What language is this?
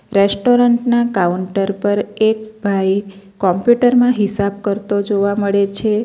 Gujarati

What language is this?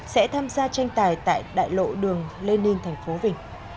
Vietnamese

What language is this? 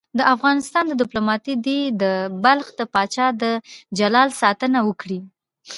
Pashto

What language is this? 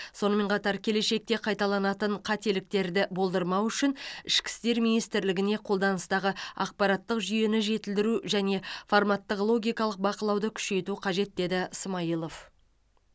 Kazakh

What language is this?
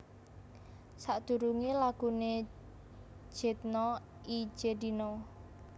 Javanese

